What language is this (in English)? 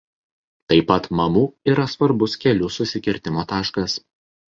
Lithuanian